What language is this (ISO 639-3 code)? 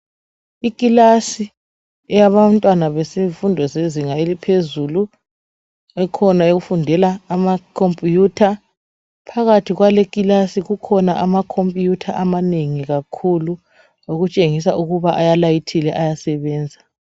nde